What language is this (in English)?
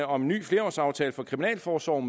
Danish